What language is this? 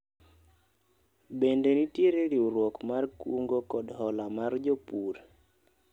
Luo (Kenya and Tanzania)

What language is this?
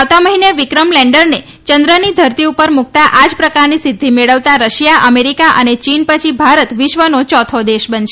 Gujarati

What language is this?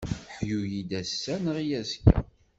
Kabyle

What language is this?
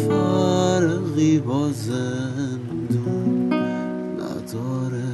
Persian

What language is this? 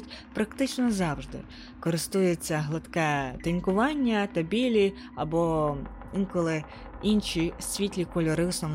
Ukrainian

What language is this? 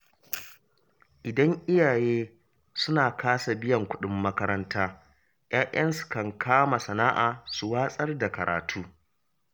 Hausa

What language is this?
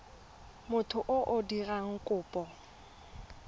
Tswana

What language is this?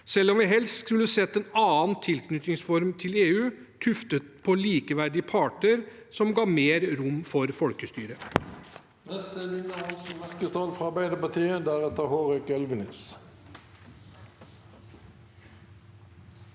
Norwegian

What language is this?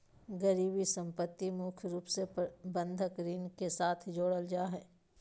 Magahi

